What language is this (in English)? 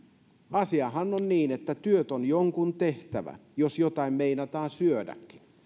Finnish